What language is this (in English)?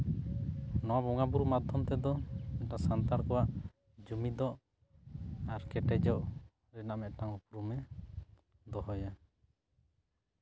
Santali